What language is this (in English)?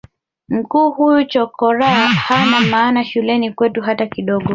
Swahili